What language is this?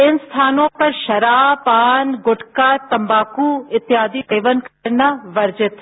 Hindi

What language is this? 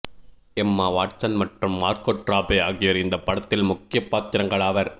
Tamil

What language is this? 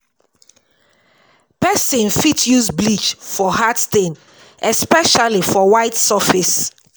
Nigerian Pidgin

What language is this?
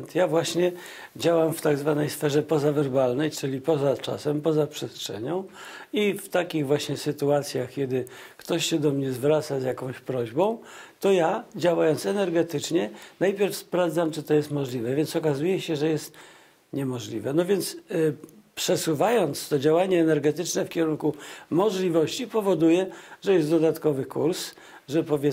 Polish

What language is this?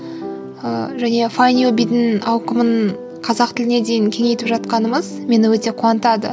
Kazakh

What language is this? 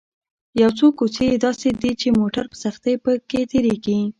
Pashto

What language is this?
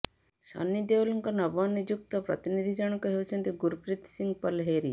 Odia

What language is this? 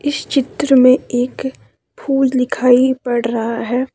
Hindi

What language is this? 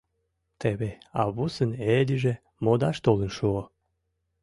Mari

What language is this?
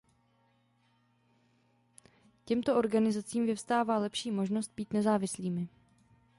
Czech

